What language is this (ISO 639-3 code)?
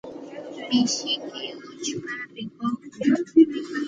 qxt